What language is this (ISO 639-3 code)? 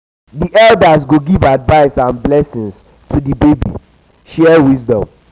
pcm